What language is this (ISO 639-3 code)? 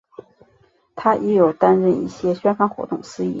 zho